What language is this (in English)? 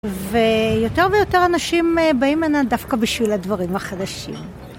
Hebrew